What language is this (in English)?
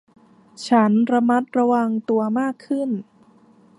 Thai